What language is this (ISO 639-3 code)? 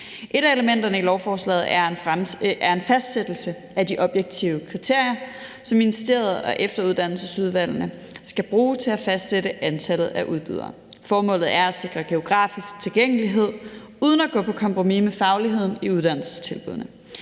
dan